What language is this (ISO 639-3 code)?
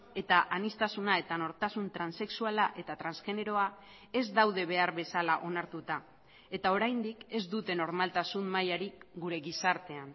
eus